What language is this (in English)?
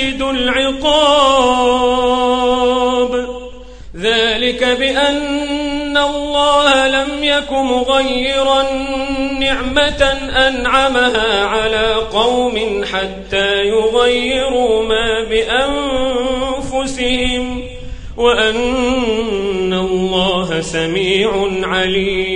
Arabic